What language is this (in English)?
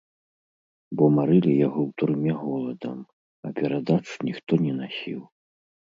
Belarusian